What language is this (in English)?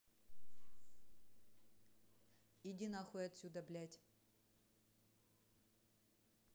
Russian